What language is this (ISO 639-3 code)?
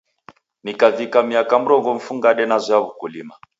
dav